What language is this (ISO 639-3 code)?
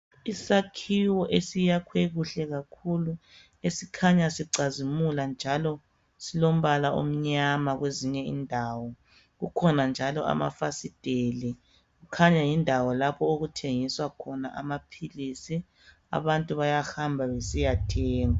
nde